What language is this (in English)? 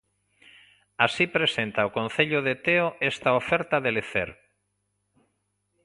Galician